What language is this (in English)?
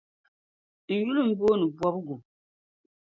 Dagbani